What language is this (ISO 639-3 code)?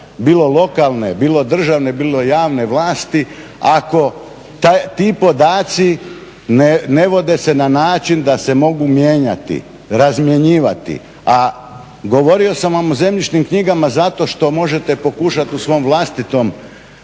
hrv